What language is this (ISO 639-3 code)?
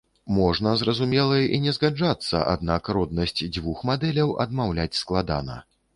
bel